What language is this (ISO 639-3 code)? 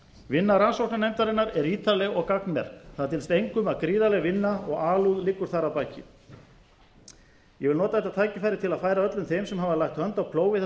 isl